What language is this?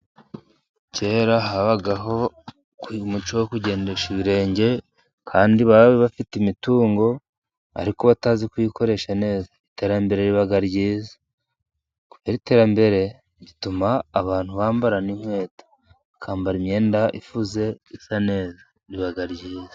Kinyarwanda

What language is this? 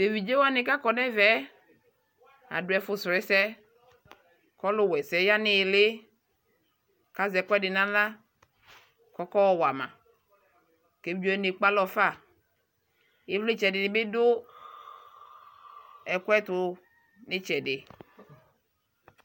Ikposo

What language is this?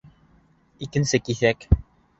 Bashkir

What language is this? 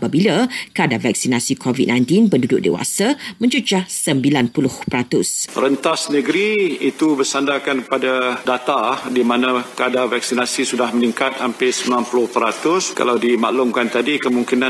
Malay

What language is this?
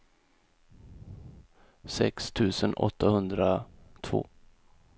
Swedish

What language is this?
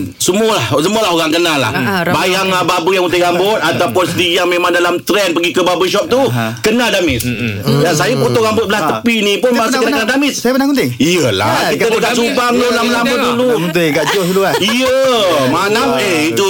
Malay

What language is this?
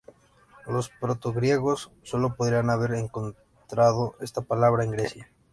Spanish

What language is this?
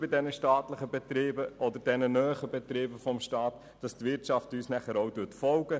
Swiss German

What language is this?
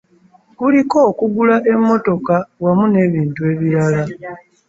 Ganda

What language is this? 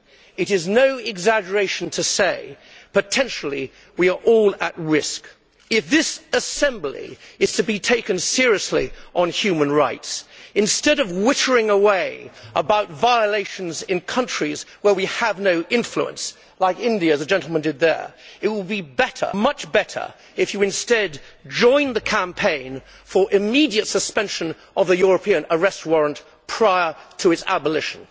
English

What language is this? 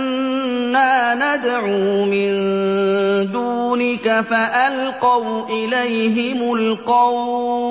Arabic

